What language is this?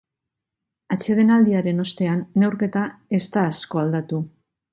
Basque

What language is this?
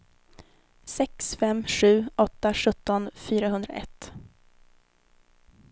Swedish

